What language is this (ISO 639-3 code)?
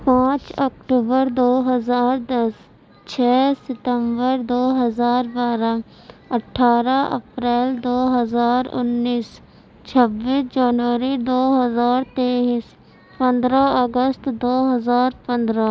urd